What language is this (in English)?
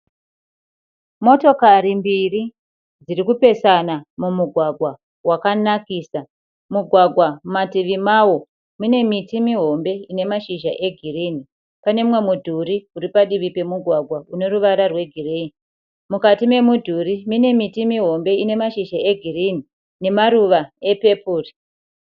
Shona